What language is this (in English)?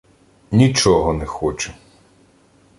Ukrainian